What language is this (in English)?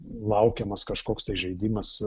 Lithuanian